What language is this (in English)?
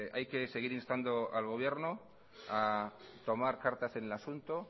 Spanish